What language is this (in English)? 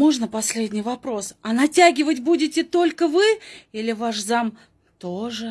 Russian